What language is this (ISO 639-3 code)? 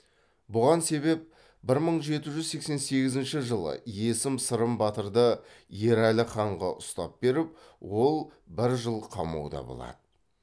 kaz